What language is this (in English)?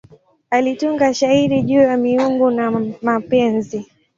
Swahili